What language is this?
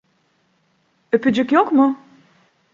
Turkish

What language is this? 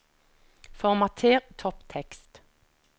Norwegian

